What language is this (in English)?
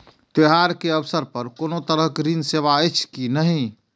Maithili